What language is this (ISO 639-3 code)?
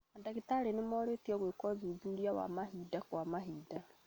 kik